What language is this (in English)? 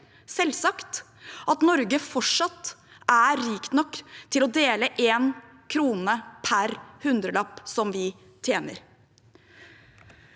Norwegian